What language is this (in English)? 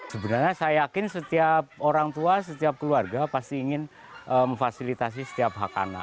Indonesian